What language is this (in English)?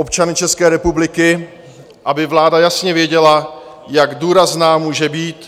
Czech